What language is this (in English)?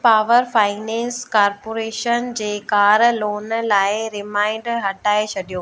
Sindhi